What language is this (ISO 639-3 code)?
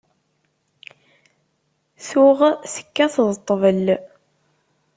kab